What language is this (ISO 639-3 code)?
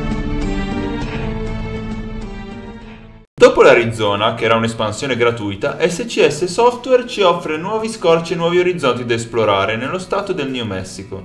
ita